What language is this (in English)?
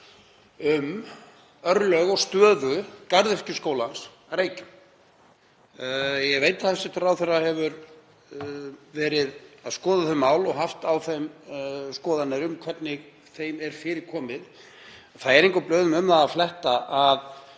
Icelandic